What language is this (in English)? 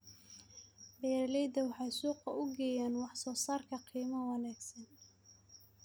Somali